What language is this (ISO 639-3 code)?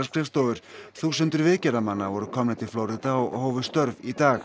isl